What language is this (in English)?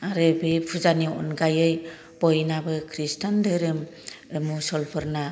Bodo